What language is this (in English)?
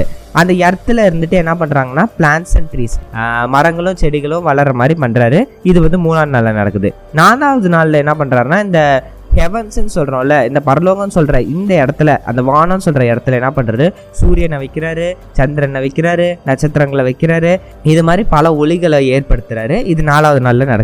Tamil